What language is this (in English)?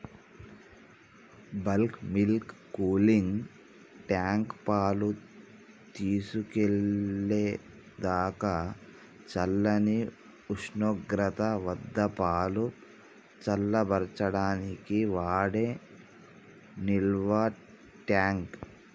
Telugu